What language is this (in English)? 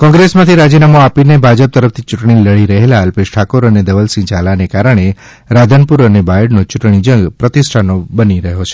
Gujarati